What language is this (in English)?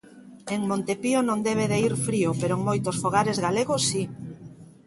Galician